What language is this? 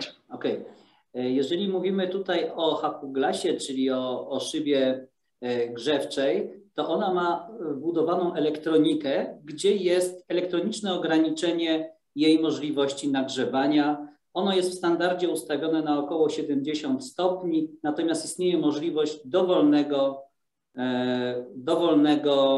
Polish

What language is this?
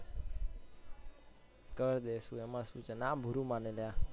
Gujarati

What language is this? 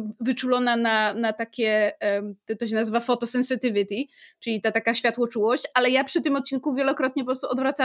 Polish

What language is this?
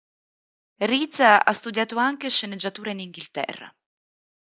Italian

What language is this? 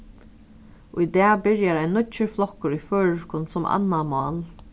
Faroese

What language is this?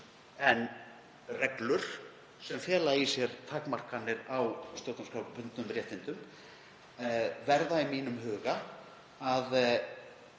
Icelandic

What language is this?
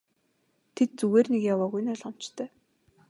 Mongolian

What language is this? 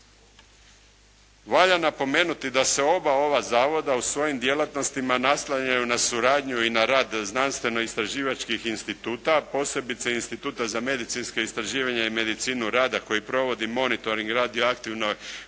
Croatian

